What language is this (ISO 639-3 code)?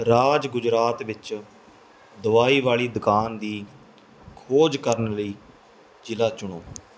pan